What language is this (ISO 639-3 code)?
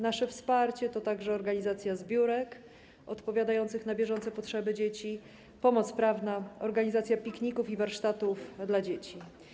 pol